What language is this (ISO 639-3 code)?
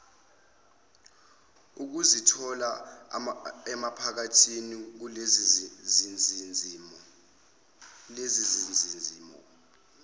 zul